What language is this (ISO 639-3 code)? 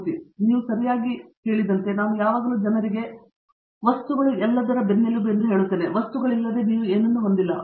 kan